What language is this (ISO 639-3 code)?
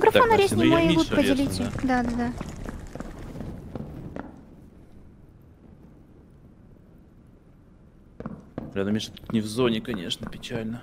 rus